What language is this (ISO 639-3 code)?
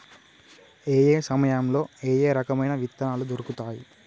tel